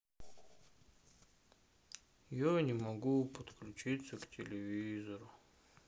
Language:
Russian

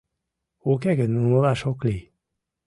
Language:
Mari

